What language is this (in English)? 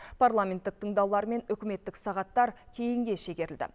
Kazakh